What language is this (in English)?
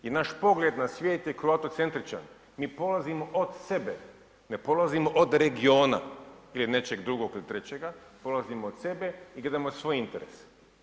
Croatian